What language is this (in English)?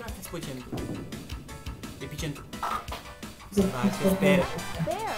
Romanian